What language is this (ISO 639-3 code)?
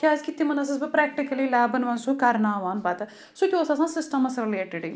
kas